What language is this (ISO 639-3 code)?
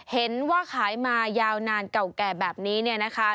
tha